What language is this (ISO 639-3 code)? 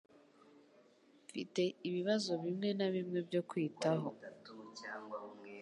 kin